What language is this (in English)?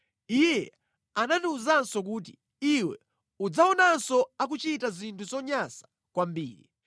Nyanja